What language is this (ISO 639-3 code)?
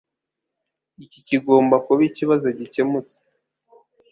kin